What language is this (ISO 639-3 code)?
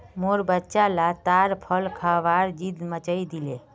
mag